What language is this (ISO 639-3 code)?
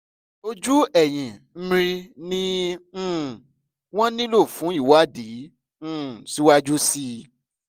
yor